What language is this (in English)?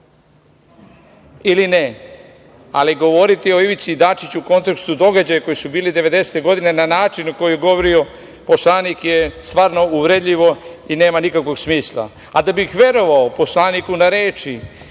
Serbian